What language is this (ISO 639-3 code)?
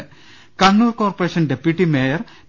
mal